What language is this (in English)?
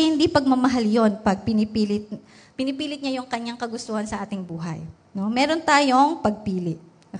Filipino